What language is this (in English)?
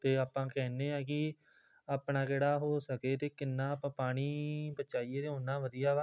Punjabi